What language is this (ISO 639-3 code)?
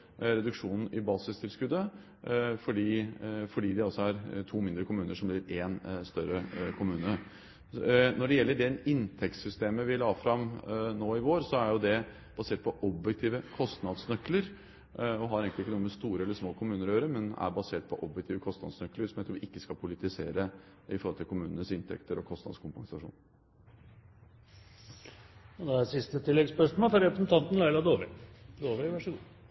nor